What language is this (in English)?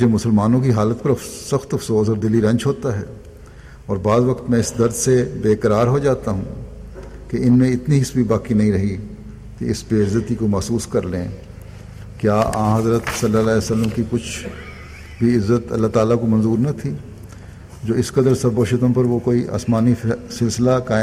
Urdu